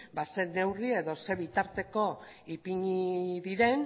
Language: Basque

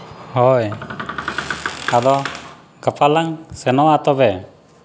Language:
Santali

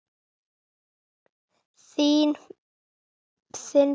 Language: Icelandic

